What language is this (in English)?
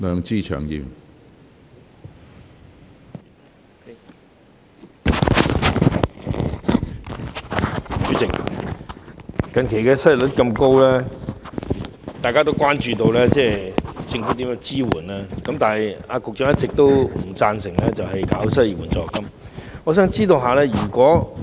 Cantonese